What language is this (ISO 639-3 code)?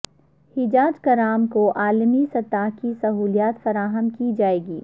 urd